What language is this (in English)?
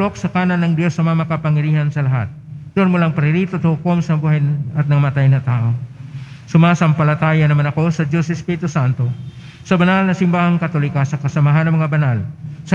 Filipino